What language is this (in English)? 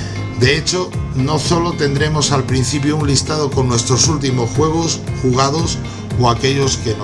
Spanish